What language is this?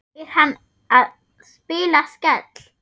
Icelandic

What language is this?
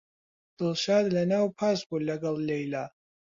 Central Kurdish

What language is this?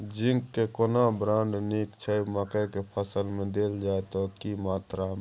Maithili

